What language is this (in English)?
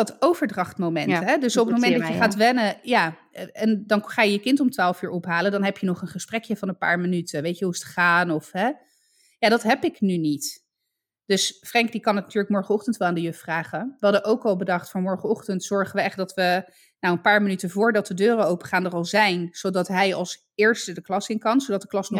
Dutch